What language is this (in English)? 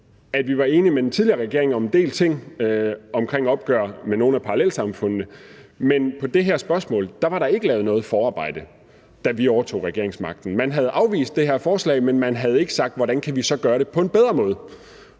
Danish